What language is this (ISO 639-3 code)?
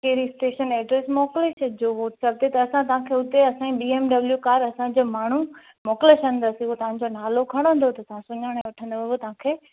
snd